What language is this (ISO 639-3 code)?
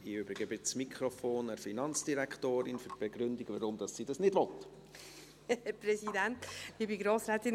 gsw